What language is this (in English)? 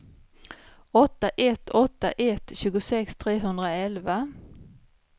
Swedish